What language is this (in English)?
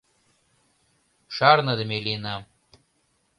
Mari